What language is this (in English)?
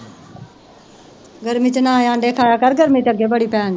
Punjabi